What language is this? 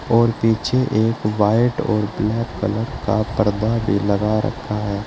Hindi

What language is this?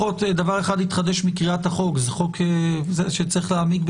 Hebrew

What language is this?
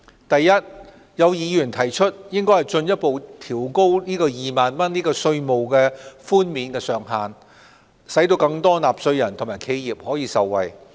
Cantonese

